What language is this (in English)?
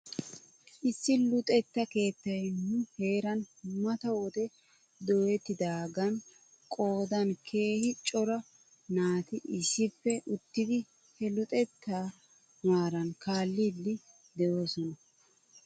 Wolaytta